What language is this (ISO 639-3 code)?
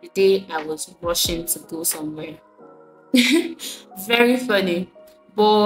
eng